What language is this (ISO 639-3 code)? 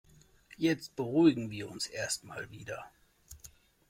deu